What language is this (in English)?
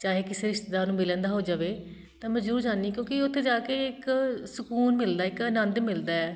Punjabi